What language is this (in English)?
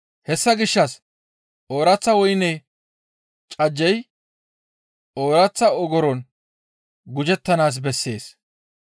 Gamo